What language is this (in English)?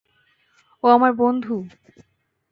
Bangla